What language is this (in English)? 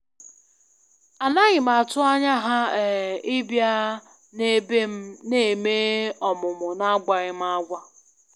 Igbo